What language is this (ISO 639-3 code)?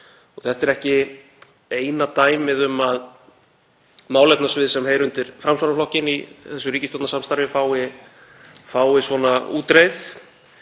isl